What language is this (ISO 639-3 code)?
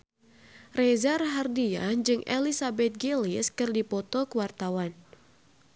sun